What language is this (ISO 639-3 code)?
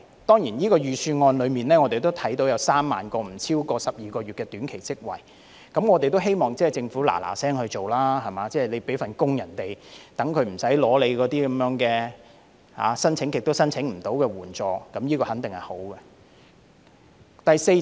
yue